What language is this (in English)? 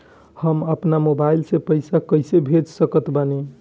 Bhojpuri